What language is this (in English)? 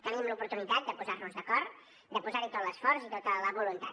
Catalan